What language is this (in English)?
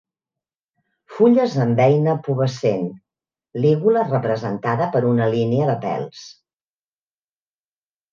Catalan